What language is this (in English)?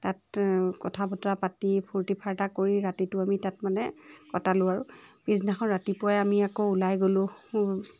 Assamese